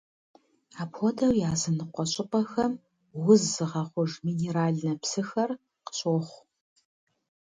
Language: Kabardian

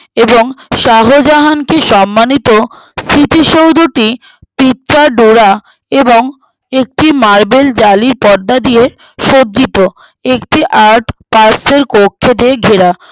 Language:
Bangla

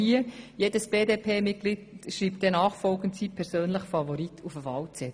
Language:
Swiss German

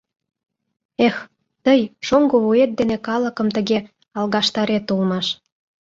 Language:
Mari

